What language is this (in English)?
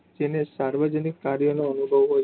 Gujarati